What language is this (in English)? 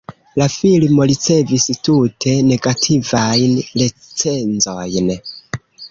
Esperanto